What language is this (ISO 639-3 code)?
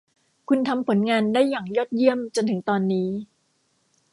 tha